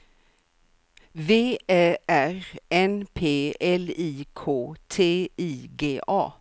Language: Swedish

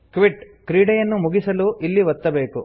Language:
Kannada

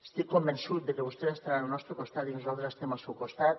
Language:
Catalan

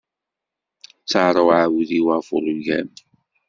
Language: Kabyle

